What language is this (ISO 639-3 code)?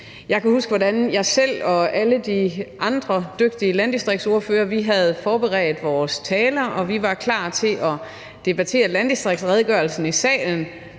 dan